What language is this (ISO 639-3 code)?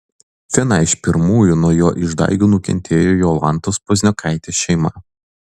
lit